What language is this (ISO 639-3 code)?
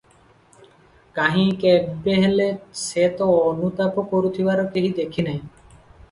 ori